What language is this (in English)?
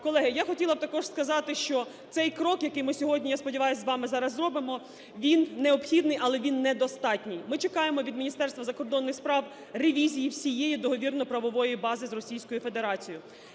Ukrainian